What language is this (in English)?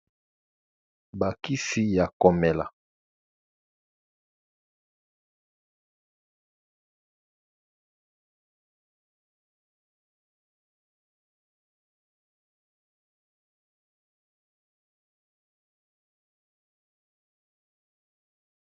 Lingala